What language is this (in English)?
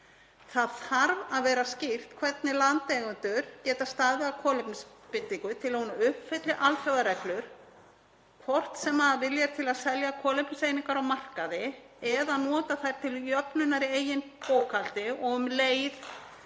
Icelandic